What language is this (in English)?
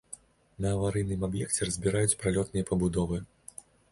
Belarusian